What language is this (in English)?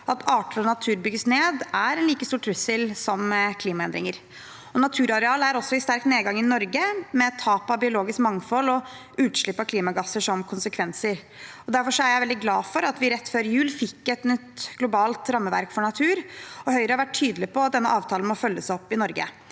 Norwegian